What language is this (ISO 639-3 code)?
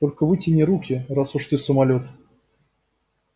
rus